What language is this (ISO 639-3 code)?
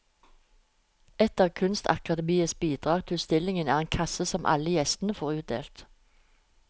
nor